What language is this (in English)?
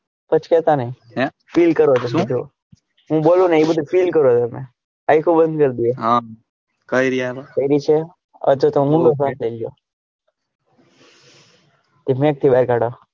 Gujarati